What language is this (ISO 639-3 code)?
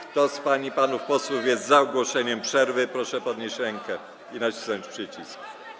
pol